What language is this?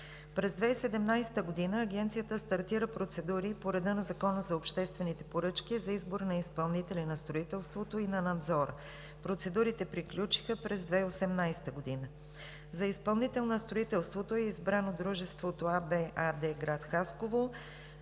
Bulgarian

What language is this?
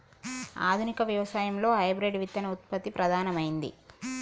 Telugu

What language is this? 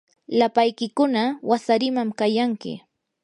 Yanahuanca Pasco Quechua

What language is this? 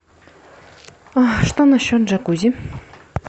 Russian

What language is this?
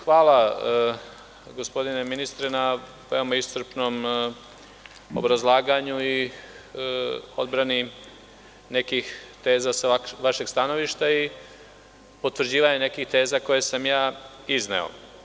Serbian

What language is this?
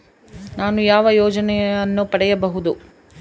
Kannada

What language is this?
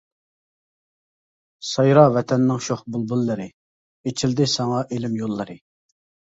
Uyghur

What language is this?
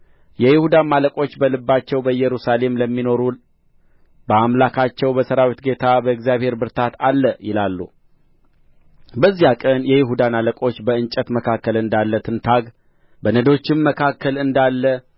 Amharic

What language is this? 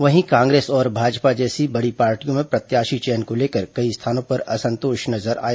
Hindi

